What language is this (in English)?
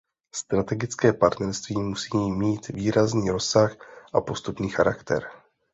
Czech